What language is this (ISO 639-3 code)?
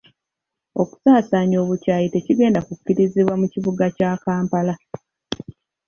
lug